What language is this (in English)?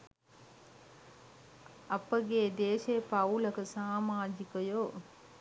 Sinhala